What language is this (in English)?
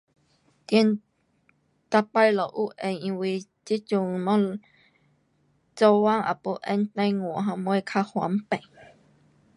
Pu-Xian Chinese